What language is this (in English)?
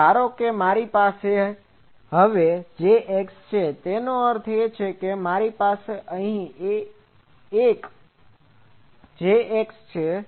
Gujarati